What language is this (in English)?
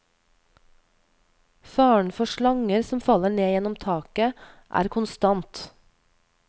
Norwegian